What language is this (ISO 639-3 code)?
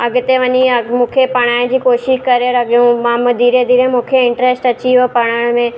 snd